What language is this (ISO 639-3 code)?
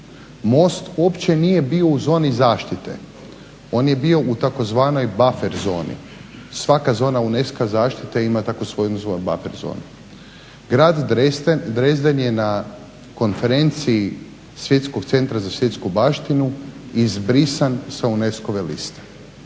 hrv